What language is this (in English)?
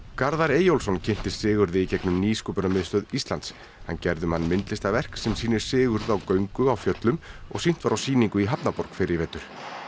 Icelandic